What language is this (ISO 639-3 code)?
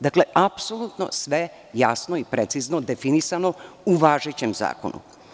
srp